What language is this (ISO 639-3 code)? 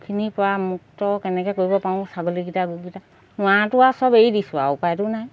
asm